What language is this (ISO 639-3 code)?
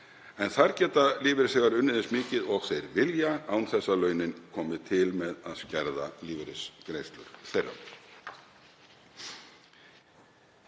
isl